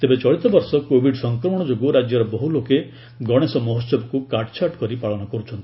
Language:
Odia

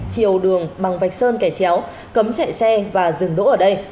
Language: Vietnamese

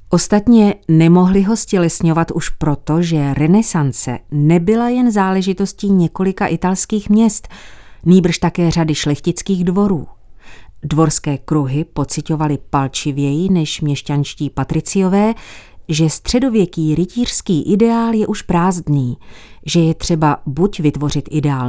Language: Czech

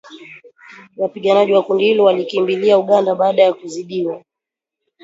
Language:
Swahili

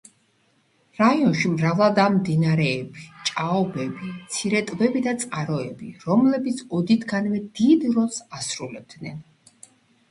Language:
Georgian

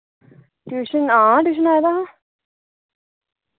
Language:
Dogri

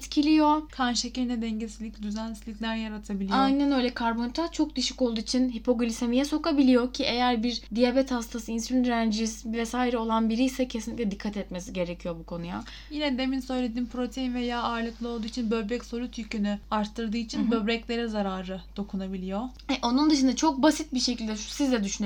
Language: Turkish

